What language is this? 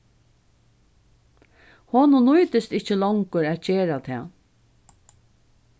Faroese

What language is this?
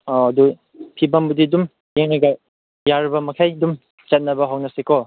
Manipuri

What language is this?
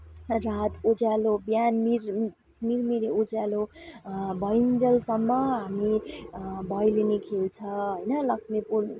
Nepali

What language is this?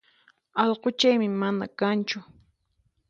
Puno Quechua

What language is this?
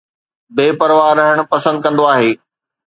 Sindhi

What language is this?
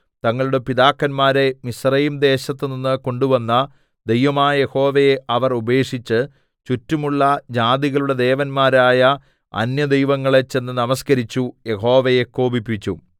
Malayalam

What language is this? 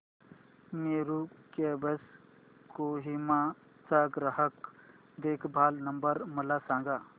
Marathi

